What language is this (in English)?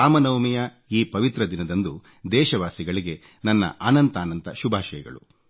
Kannada